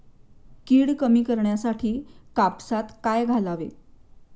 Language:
Marathi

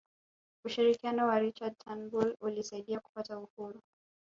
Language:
Swahili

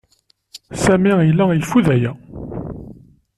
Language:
Kabyle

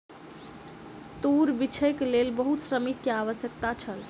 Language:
Maithili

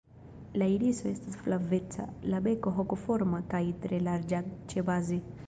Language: Esperanto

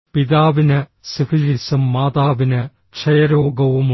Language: Malayalam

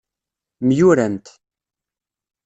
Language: Kabyle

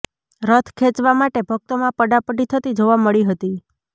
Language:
Gujarati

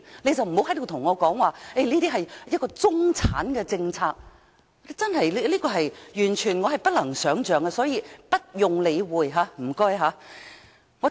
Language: Cantonese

